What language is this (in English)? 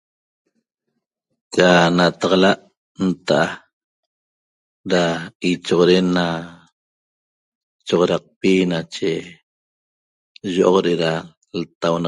Toba